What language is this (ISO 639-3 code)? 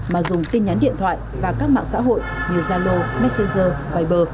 vie